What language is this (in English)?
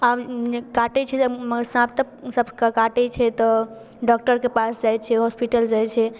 Maithili